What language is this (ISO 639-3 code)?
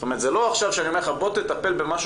heb